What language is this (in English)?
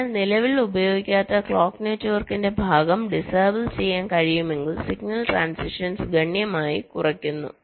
Malayalam